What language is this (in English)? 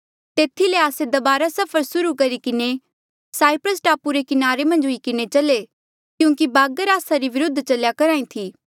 Mandeali